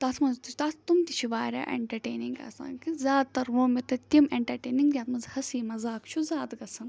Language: Kashmiri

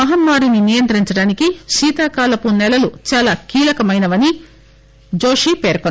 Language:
Telugu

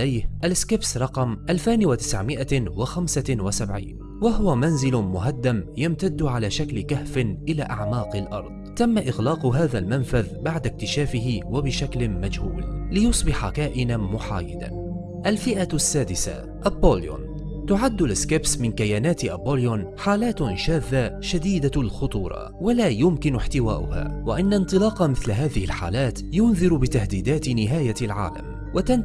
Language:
Arabic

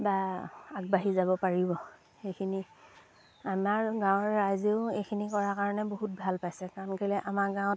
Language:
Assamese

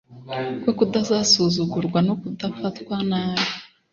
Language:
Kinyarwanda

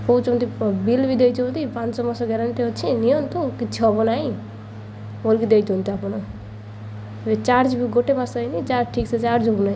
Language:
Odia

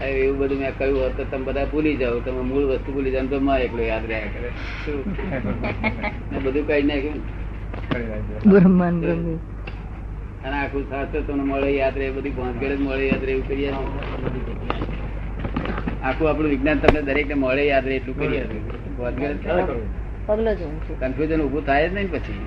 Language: Gujarati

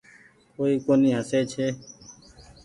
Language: Goaria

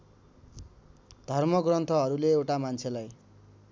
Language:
Nepali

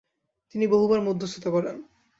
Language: Bangla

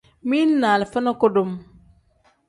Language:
Tem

